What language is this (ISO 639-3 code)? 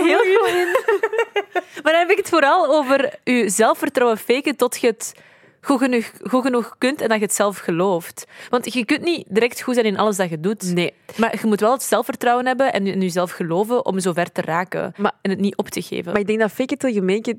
nld